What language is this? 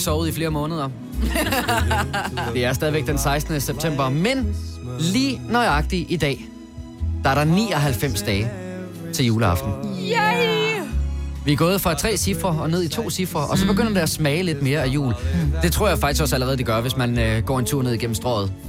Danish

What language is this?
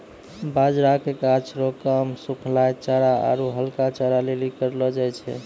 Maithili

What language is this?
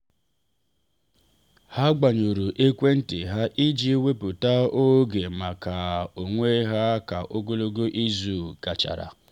Igbo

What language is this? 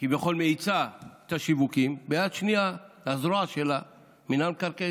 Hebrew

